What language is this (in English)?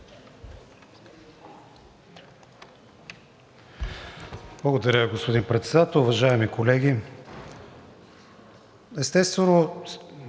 Bulgarian